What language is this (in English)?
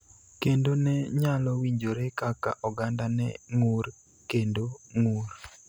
Luo (Kenya and Tanzania)